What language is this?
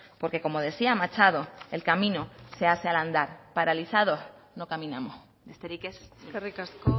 Spanish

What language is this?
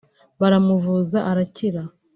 Kinyarwanda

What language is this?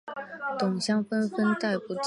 Chinese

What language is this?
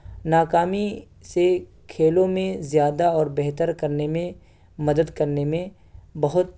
Urdu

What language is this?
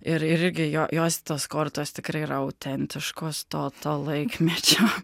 Lithuanian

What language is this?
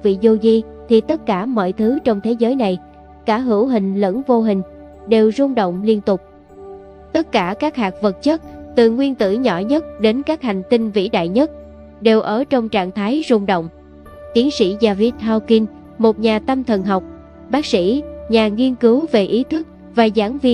Vietnamese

